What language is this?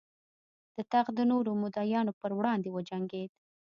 Pashto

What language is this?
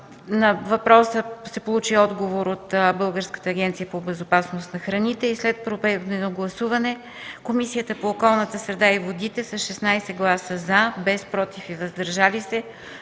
Bulgarian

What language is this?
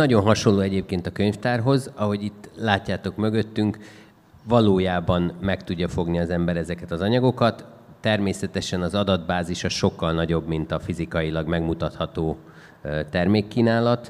Hungarian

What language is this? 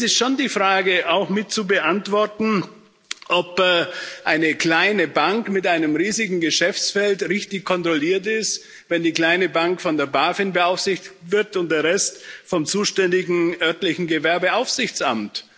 German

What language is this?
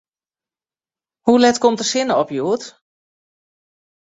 Western Frisian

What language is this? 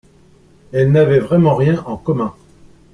French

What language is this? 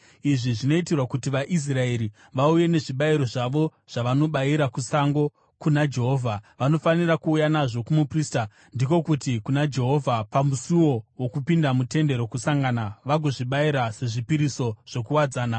Shona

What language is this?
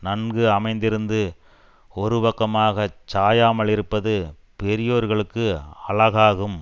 Tamil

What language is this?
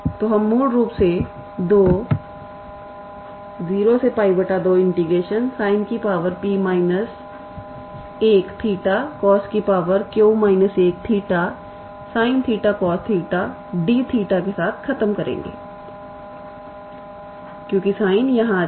Hindi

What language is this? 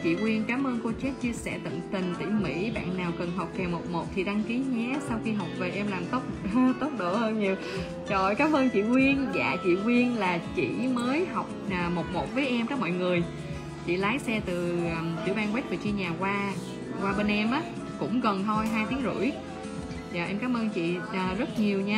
Vietnamese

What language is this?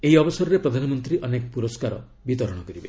Odia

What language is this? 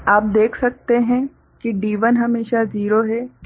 Hindi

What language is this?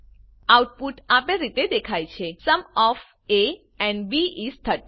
Gujarati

